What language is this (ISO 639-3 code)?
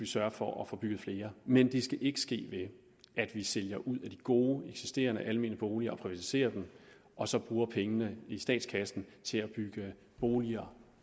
dan